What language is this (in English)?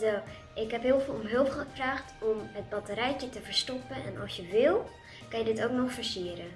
Dutch